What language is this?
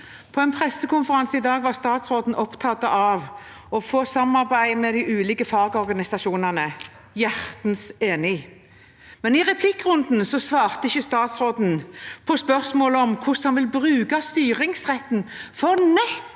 Norwegian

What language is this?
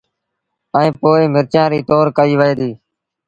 Sindhi Bhil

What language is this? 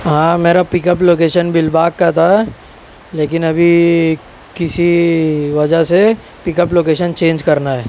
Urdu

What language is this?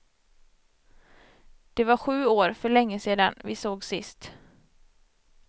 Swedish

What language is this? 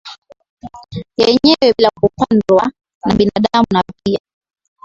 Swahili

